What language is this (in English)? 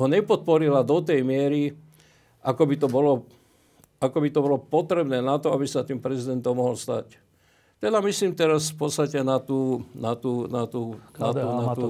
Slovak